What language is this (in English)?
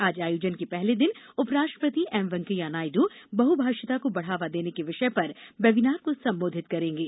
Hindi